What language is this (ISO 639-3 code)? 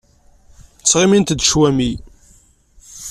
kab